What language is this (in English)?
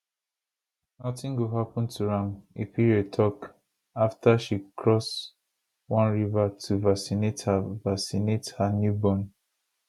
Nigerian Pidgin